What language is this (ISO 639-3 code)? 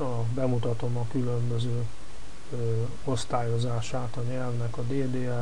hun